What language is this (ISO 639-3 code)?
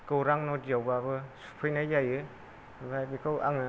brx